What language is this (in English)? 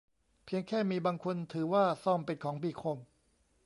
Thai